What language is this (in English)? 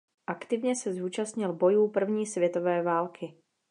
Czech